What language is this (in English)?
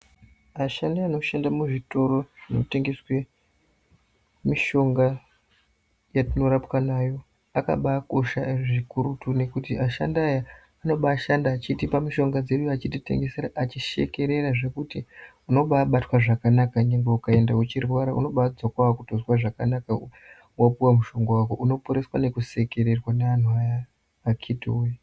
Ndau